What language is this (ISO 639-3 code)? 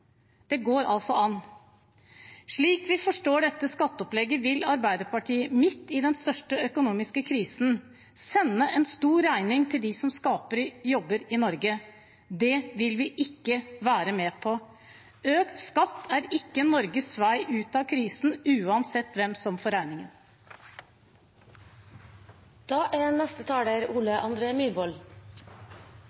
nob